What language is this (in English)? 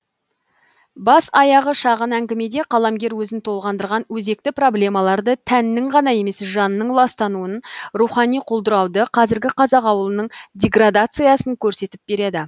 Kazakh